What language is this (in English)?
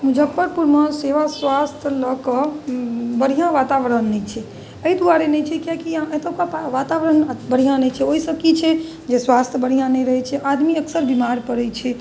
Maithili